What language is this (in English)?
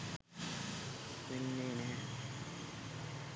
Sinhala